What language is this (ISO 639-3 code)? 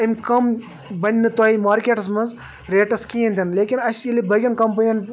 kas